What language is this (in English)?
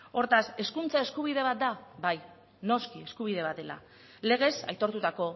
Basque